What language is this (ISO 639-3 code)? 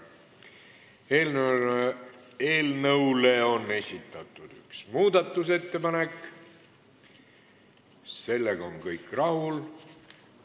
est